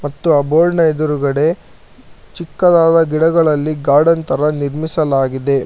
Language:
Kannada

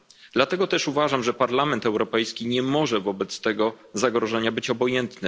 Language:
Polish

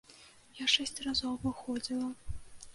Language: Belarusian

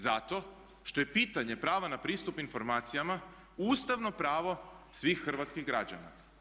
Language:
Croatian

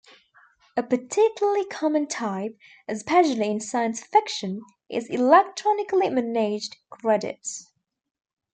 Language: English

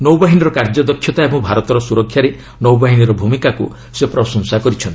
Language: Odia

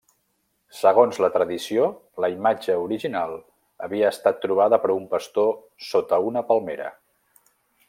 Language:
Catalan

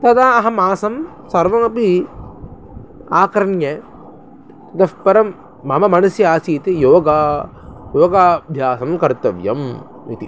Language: Sanskrit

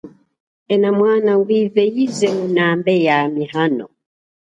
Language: Chokwe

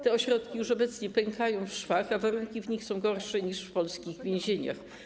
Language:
Polish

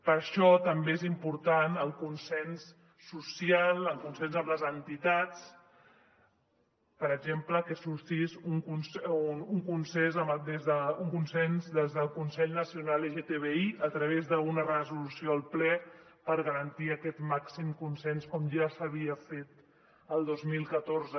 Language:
Catalan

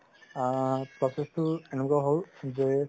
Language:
Assamese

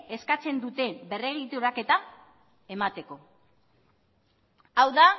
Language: Basque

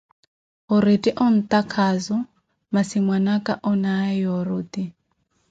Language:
Koti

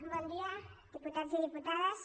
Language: Catalan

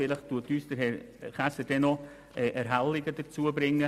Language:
Swiss German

